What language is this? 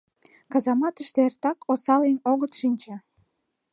Mari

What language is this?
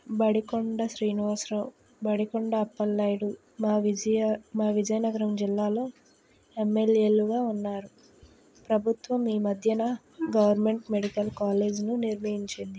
Telugu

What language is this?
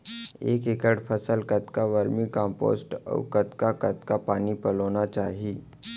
Chhattisgarhi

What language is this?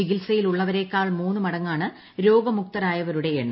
Malayalam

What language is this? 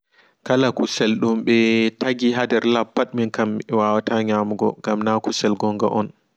Fula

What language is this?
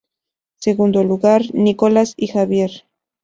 Spanish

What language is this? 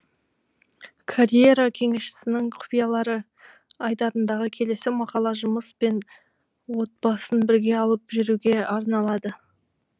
Kazakh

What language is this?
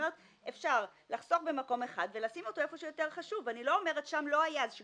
Hebrew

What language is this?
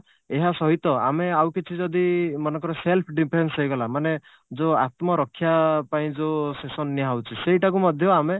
Odia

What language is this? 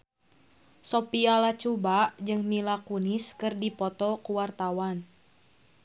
Sundanese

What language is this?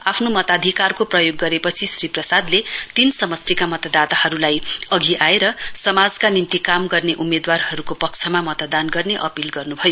Nepali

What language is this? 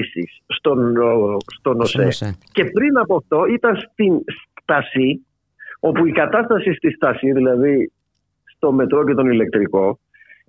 Greek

